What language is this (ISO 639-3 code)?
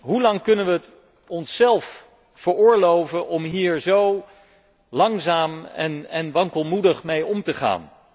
nld